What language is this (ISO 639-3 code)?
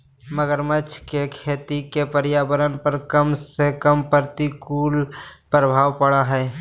mag